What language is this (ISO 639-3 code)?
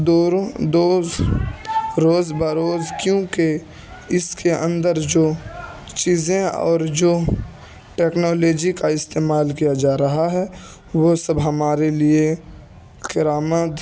urd